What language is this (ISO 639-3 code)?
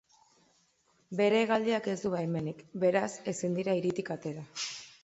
eus